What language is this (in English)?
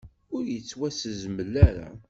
Kabyle